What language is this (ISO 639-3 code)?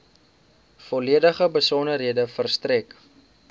afr